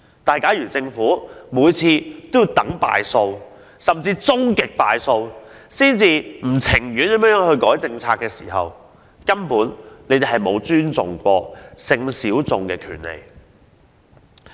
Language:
Cantonese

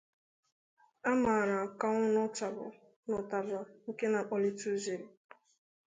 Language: Igbo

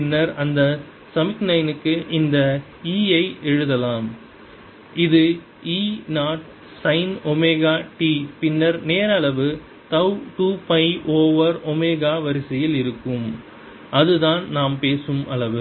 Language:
Tamil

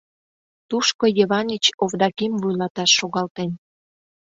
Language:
Mari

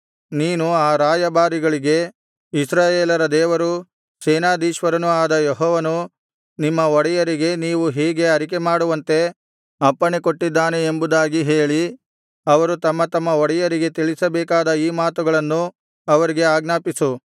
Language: Kannada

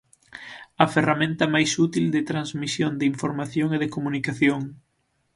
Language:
Galician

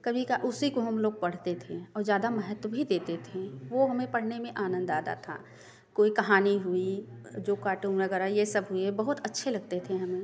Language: Hindi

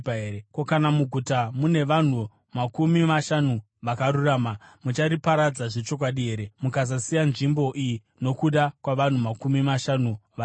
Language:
Shona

